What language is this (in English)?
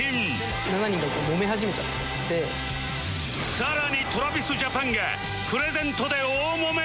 Japanese